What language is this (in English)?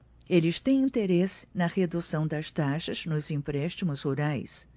Portuguese